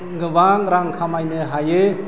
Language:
Bodo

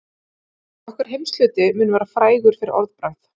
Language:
Icelandic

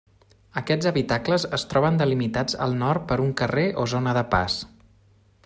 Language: Catalan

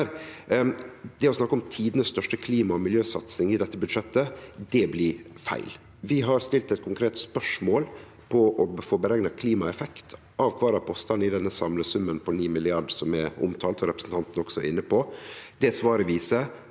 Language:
Norwegian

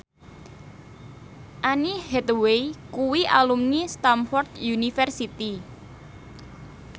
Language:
Javanese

